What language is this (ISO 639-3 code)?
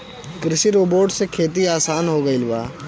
bho